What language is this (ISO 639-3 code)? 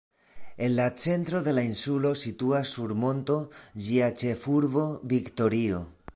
epo